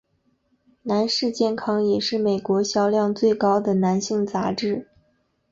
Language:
Chinese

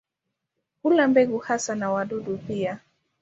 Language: Swahili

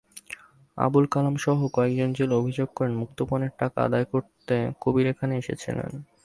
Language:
Bangla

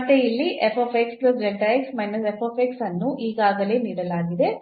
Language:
Kannada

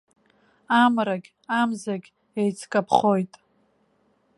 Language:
Abkhazian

